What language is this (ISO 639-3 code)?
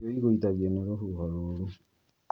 kik